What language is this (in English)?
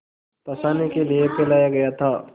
Hindi